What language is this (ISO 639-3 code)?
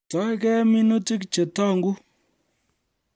kln